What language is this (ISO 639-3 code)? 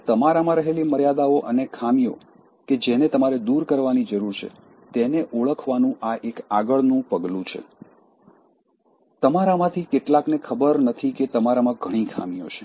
guj